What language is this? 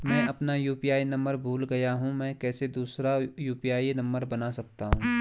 Hindi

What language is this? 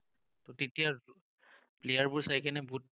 Assamese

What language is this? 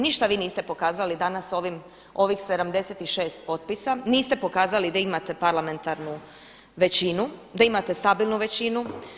Croatian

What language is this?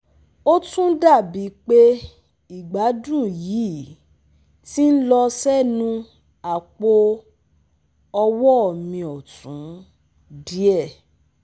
Yoruba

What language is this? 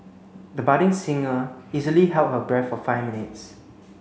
English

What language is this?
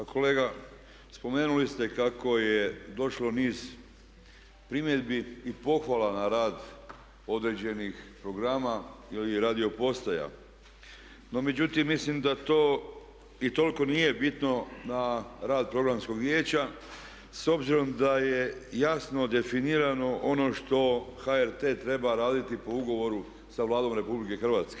Croatian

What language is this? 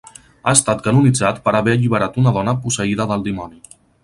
Catalan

